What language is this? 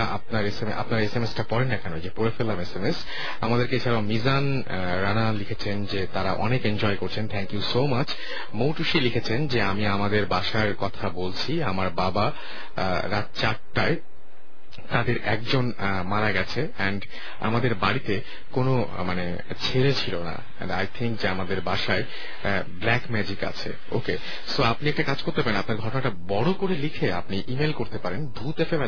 Bangla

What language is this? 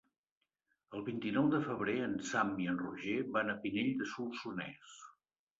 Catalan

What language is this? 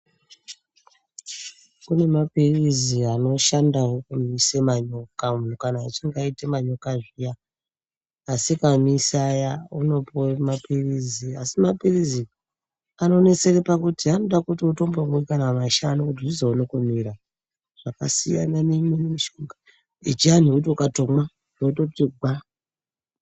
Ndau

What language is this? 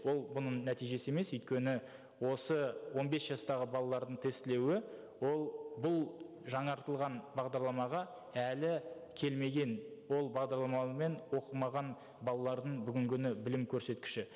Kazakh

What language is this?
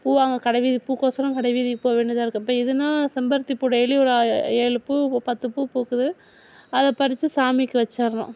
Tamil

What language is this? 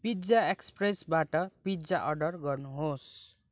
Nepali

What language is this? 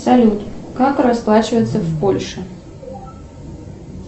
Russian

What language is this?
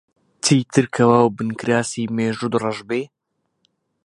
Central Kurdish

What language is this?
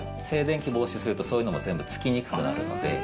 Japanese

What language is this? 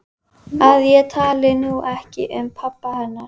Icelandic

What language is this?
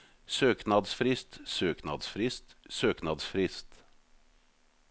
Norwegian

